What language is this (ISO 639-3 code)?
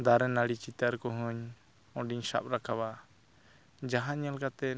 sat